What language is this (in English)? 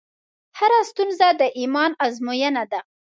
Pashto